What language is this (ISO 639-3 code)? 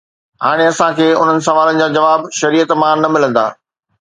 snd